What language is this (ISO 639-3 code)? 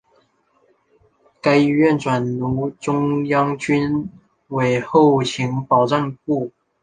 zho